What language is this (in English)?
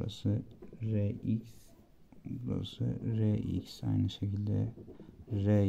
Turkish